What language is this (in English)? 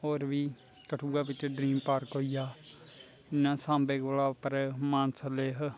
Dogri